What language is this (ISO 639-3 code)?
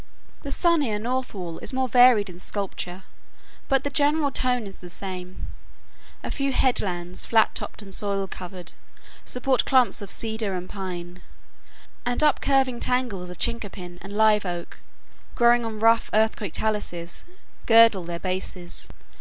eng